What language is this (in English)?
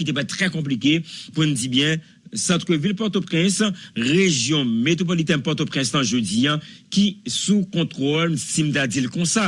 French